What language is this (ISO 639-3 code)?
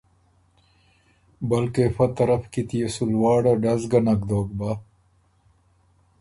oru